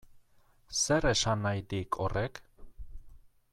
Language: Basque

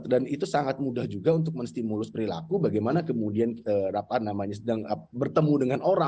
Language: Indonesian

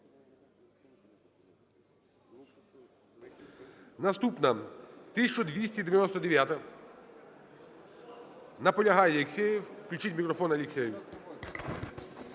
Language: Ukrainian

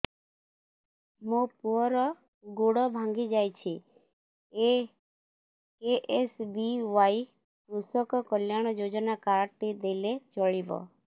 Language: Odia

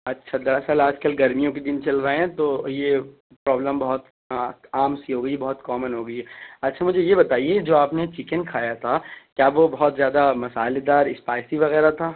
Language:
Urdu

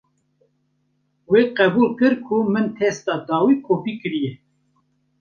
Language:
Kurdish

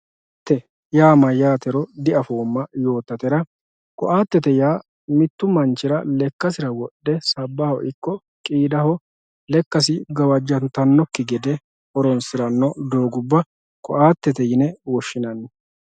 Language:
Sidamo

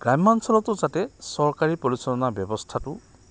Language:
Assamese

